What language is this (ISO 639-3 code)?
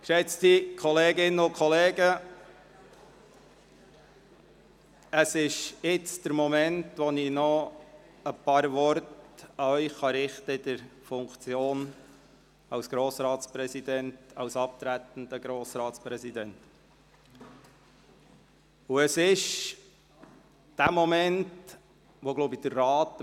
gsw